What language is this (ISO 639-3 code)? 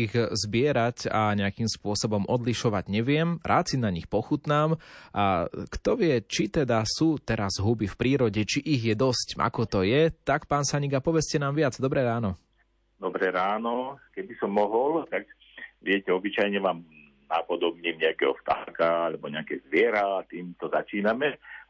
slk